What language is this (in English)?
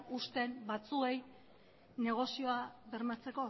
Basque